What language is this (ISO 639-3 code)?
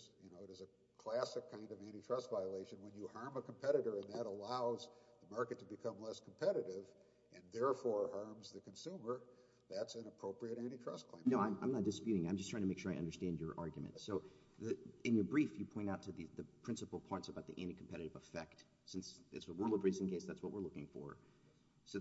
eng